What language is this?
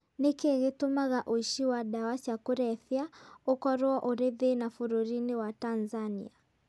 Kikuyu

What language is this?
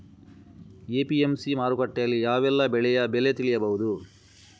Kannada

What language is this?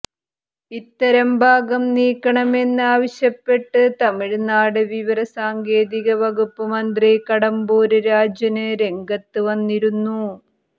Malayalam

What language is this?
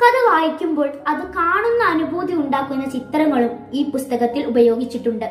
Malayalam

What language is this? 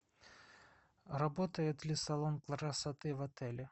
Russian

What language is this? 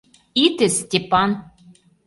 Mari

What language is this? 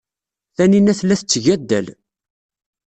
Kabyle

